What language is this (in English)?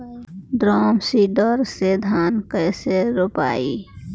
Bhojpuri